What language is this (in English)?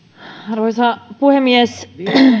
Finnish